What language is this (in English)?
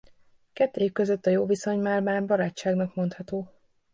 Hungarian